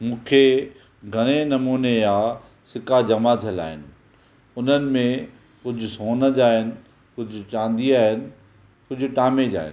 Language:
Sindhi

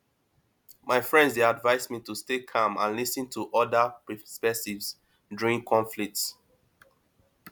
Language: Nigerian Pidgin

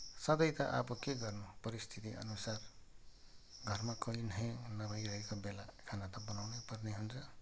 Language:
Nepali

